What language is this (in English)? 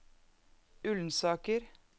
Norwegian